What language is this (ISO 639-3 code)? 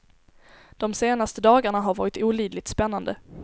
swe